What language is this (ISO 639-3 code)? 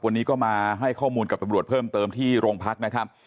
tha